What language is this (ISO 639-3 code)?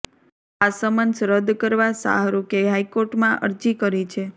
guj